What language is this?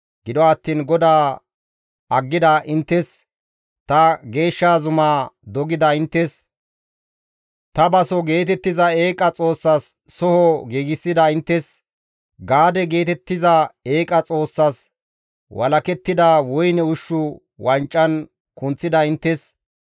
Gamo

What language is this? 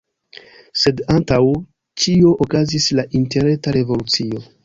Esperanto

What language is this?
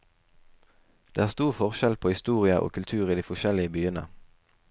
Norwegian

